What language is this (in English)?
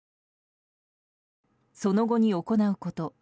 Japanese